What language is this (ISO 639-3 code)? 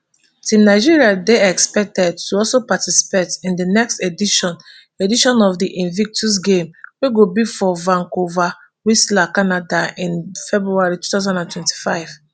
pcm